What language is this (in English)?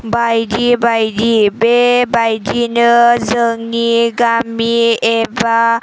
Bodo